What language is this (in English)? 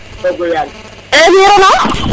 Serer